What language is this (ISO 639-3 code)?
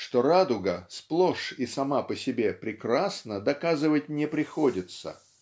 rus